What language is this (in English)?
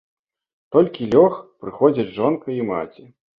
Belarusian